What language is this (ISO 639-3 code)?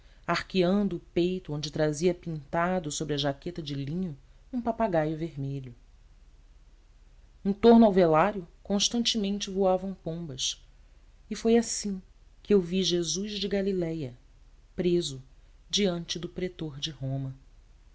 por